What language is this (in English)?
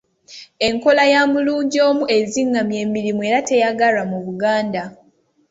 Ganda